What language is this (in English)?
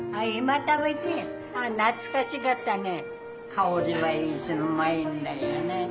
Japanese